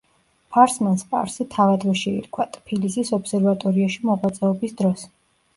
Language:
Georgian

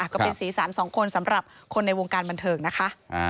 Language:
Thai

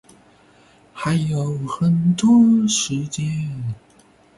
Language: Chinese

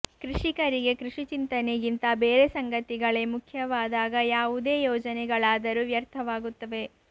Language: Kannada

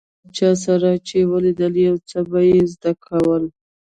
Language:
Pashto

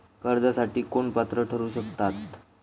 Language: Marathi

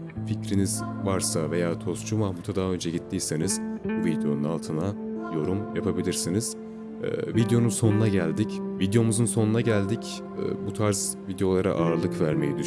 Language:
Turkish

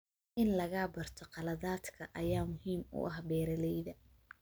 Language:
Somali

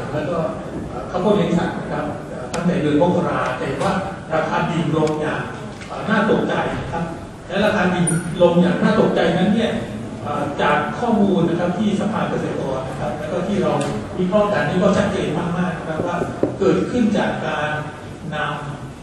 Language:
Thai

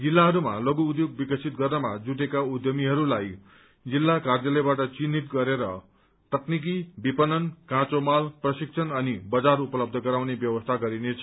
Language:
Nepali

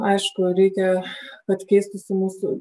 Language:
Lithuanian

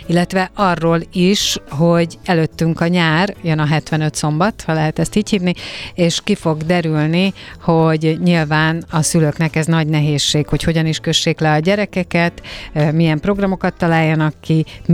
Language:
Hungarian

